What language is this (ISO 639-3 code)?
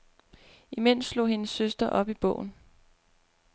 dan